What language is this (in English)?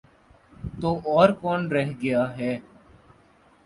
Urdu